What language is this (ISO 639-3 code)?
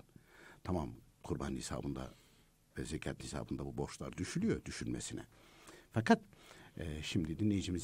tur